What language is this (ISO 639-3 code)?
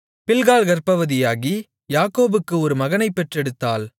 tam